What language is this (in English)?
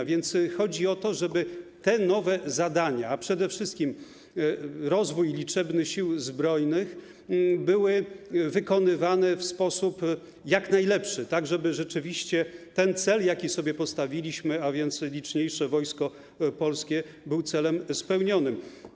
Polish